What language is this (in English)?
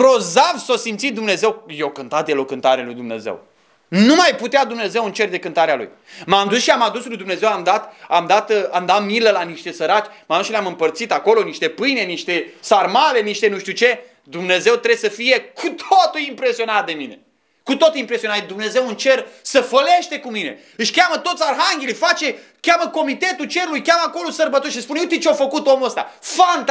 Romanian